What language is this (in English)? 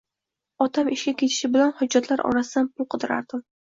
Uzbek